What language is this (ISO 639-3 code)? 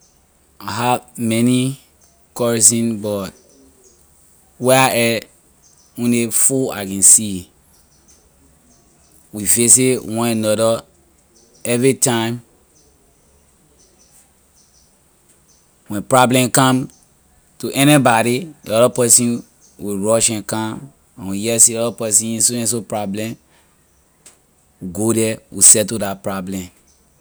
lir